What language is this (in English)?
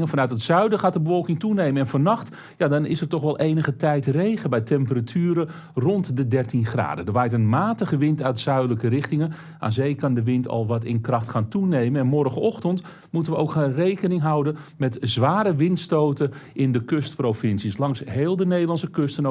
Dutch